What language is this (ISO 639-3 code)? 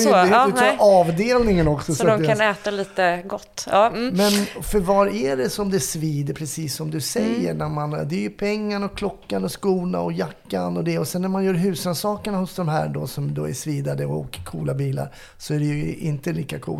swe